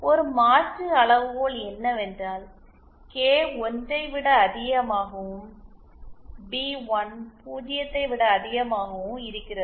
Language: Tamil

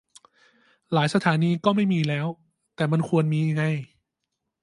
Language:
Thai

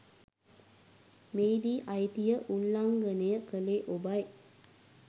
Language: Sinhala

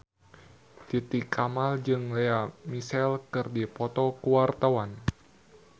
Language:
Sundanese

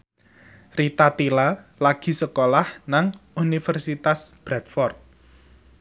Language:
Javanese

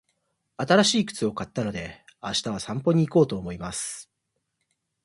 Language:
Japanese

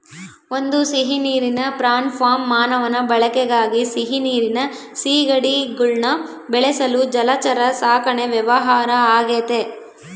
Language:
Kannada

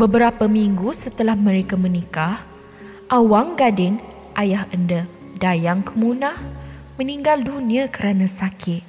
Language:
Malay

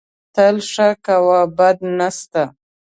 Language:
Pashto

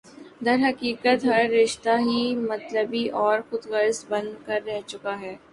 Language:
Urdu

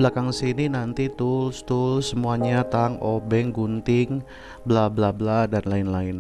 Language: Indonesian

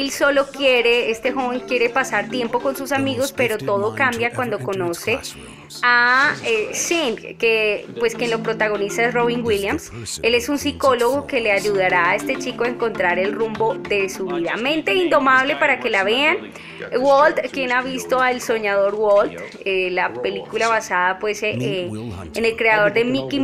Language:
Spanish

